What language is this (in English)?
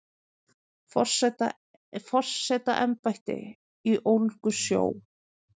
Icelandic